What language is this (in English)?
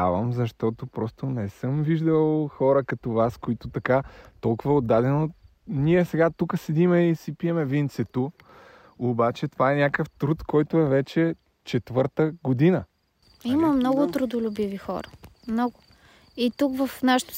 Bulgarian